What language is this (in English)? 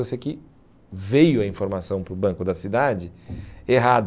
Portuguese